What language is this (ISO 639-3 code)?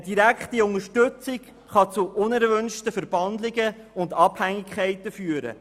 gsw